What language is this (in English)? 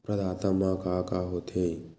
Chhattisgarhi